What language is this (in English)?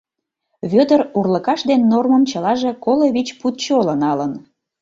Mari